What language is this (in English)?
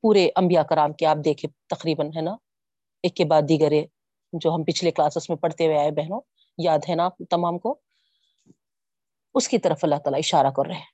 Urdu